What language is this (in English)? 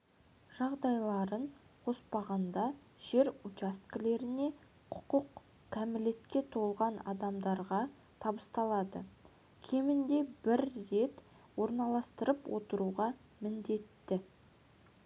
Kazakh